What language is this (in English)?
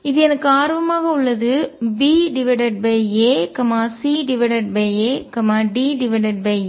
Tamil